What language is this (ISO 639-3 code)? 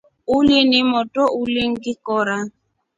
rof